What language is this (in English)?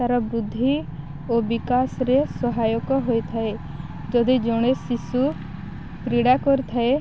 Odia